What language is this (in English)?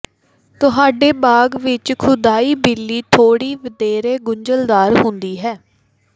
Punjabi